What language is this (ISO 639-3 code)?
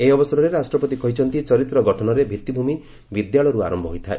ori